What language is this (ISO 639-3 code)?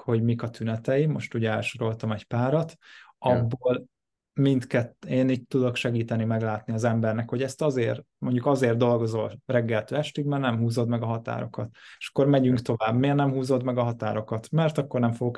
hun